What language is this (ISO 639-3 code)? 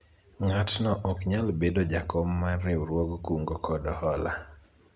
luo